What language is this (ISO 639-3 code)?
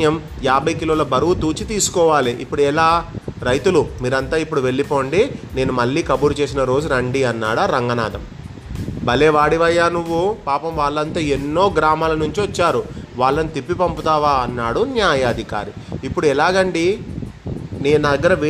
tel